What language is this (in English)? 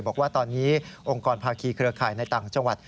Thai